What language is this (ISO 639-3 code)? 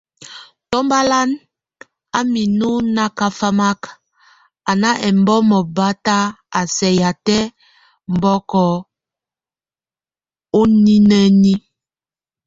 tvu